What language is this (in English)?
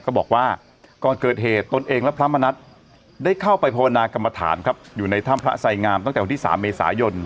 Thai